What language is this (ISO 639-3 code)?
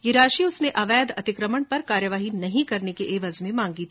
hin